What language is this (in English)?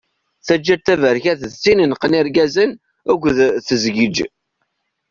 Kabyle